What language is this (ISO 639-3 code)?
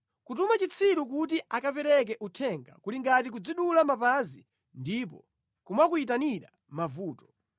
nya